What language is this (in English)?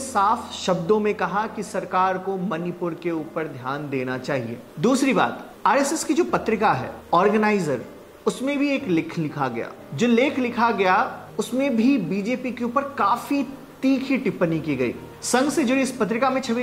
Hindi